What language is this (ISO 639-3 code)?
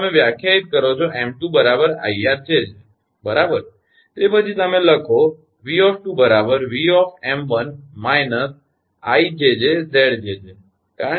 guj